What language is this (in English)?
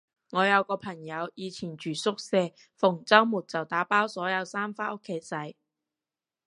Cantonese